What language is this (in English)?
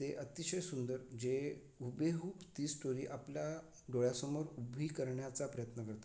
Marathi